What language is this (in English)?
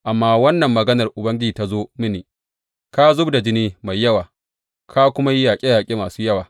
Hausa